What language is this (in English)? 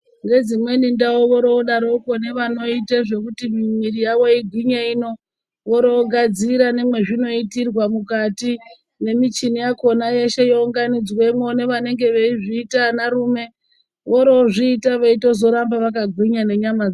Ndau